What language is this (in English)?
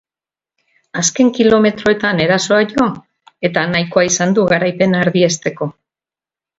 Basque